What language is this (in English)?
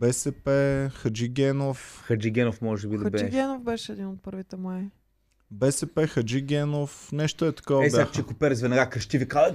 Bulgarian